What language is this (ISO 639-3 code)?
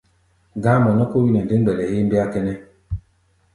gba